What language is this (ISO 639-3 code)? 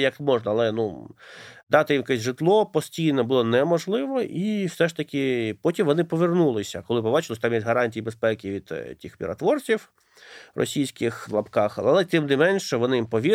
ukr